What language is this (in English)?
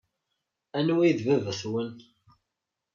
Kabyle